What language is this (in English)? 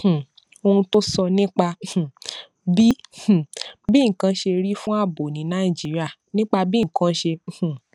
Yoruba